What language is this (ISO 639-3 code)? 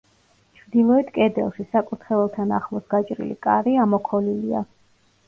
kat